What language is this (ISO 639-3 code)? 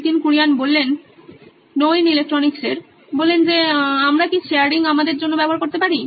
ben